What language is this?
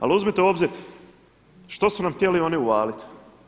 Croatian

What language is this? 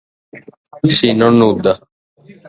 Sardinian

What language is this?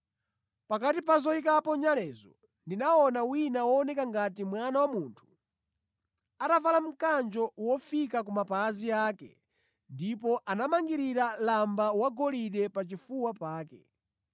Nyanja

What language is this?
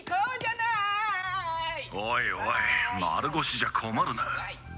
Japanese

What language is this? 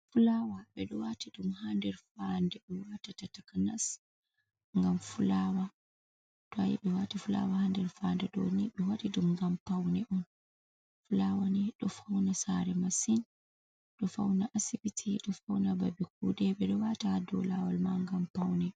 Fula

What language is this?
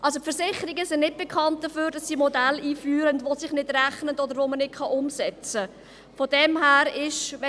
Swiss German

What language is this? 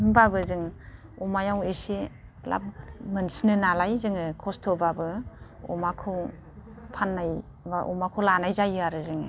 Bodo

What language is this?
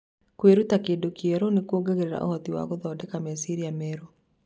Kikuyu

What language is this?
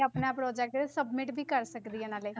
Punjabi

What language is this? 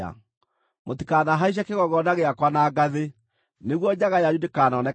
Kikuyu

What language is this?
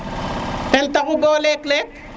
Serer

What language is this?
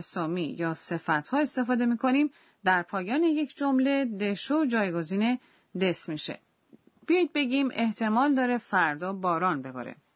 Persian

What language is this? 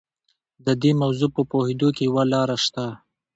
Pashto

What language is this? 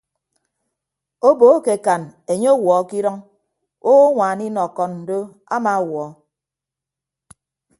Ibibio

